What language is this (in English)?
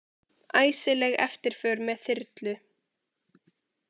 Icelandic